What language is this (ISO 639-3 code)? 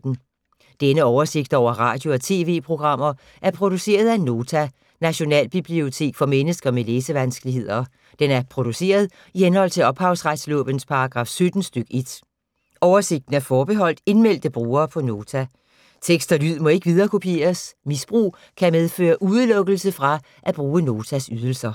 dan